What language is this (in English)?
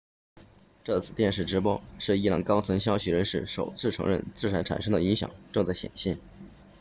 Chinese